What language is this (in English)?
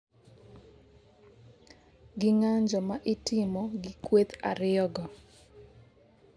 Luo (Kenya and Tanzania)